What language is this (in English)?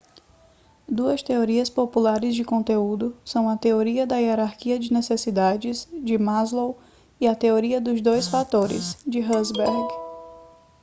Portuguese